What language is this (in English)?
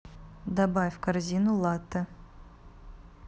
Russian